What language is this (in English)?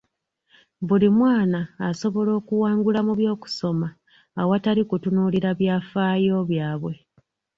Ganda